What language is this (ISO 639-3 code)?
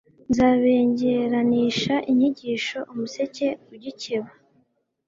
kin